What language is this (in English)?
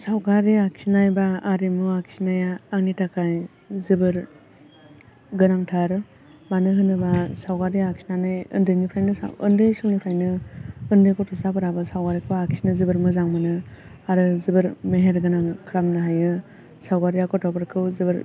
Bodo